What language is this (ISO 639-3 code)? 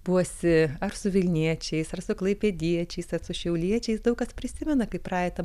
lit